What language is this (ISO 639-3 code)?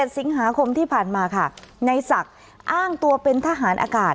tha